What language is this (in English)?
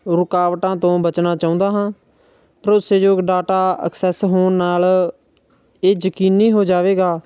Punjabi